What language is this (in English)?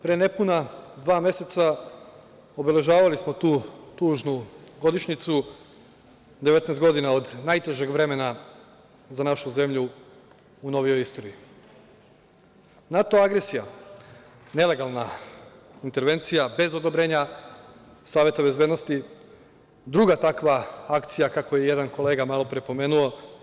Serbian